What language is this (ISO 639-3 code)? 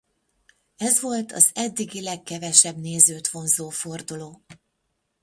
hun